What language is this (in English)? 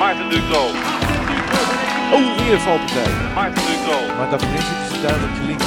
Dutch